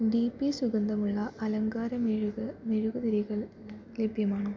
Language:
Malayalam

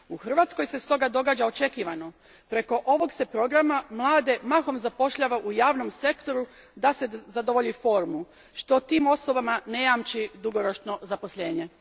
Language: Croatian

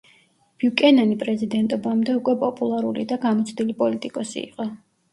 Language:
Georgian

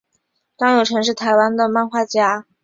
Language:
Chinese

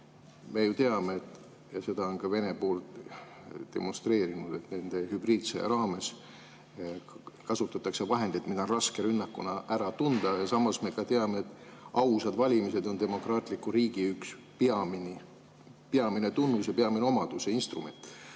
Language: Estonian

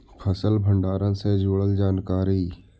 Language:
Magahi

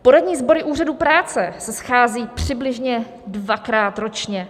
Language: Czech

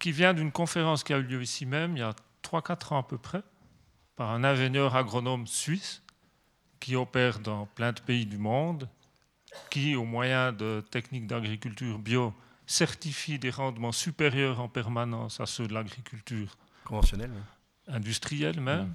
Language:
French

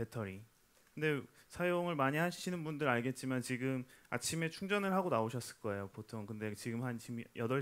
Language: Korean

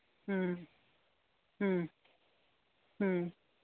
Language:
Manipuri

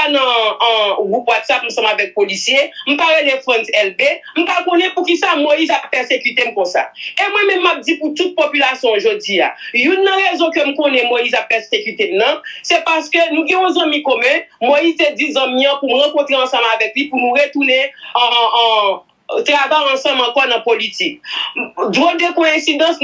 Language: French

